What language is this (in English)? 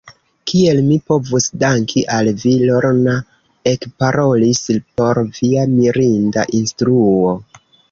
Esperanto